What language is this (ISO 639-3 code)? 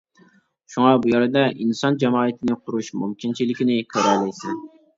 uig